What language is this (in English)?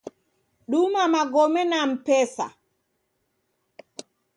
Taita